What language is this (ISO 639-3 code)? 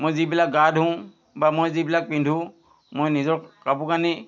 asm